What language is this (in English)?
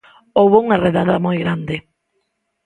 Galician